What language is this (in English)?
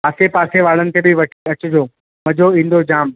Sindhi